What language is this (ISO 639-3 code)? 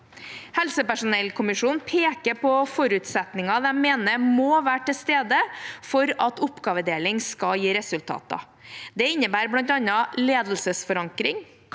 nor